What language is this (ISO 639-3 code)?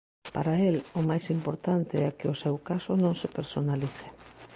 glg